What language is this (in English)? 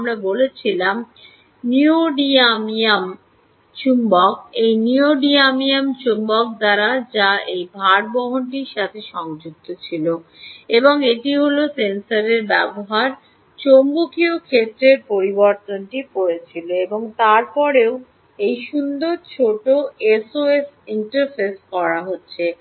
Bangla